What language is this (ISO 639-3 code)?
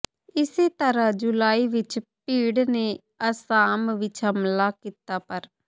pan